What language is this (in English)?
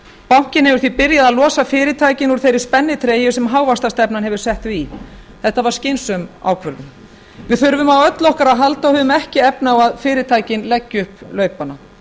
Icelandic